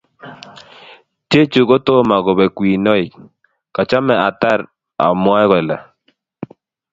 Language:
Kalenjin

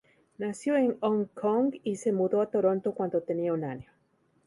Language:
Spanish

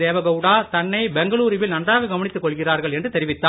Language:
Tamil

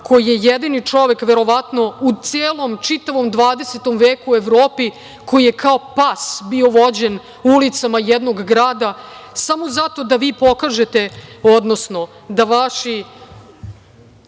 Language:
Serbian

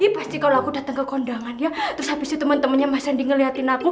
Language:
Indonesian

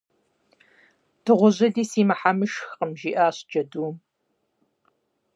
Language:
Kabardian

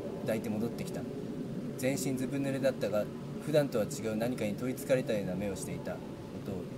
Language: Japanese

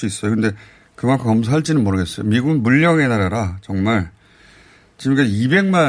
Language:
Korean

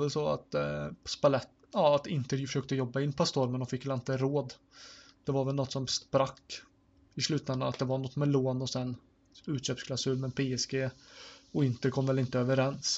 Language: Swedish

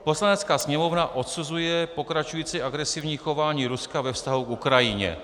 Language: Czech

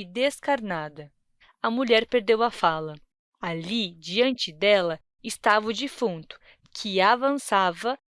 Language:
Portuguese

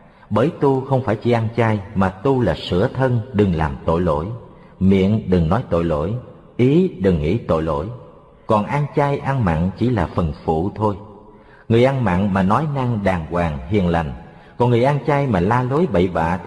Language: Vietnamese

